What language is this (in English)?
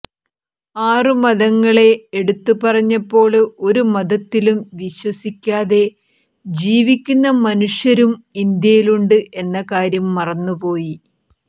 Malayalam